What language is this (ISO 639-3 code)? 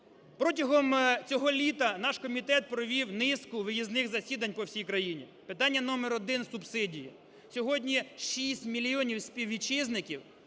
ukr